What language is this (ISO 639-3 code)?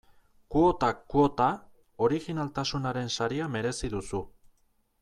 eus